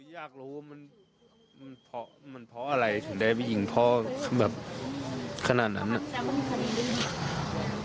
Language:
Thai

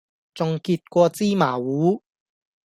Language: Cantonese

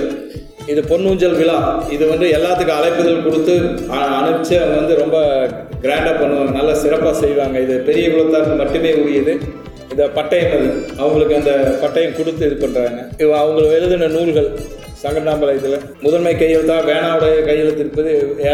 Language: Tamil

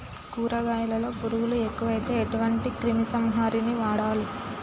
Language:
Telugu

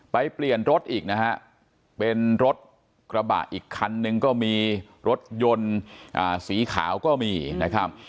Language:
Thai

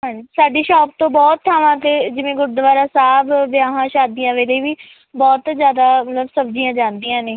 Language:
Punjabi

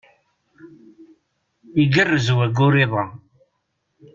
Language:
Kabyle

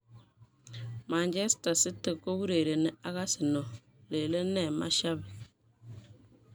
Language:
Kalenjin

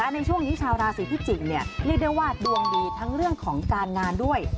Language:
Thai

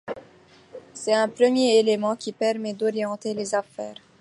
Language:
French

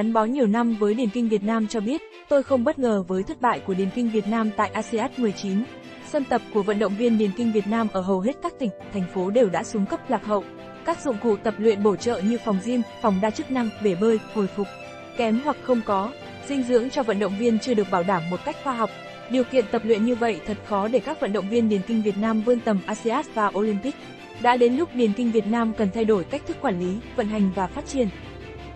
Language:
Vietnamese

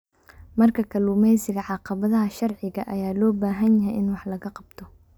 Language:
Somali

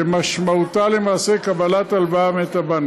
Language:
Hebrew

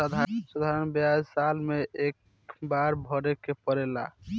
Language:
Bhojpuri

